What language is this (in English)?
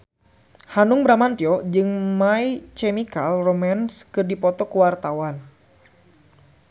Sundanese